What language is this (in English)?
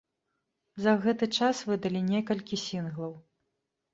Belarusian